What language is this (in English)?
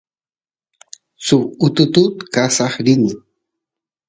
Santiago del Estero Quichua